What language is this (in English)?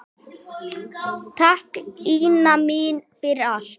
Icelandic